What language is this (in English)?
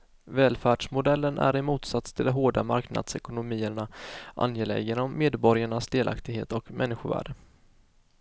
Swedish